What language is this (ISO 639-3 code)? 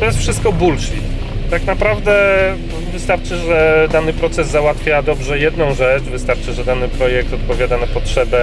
pol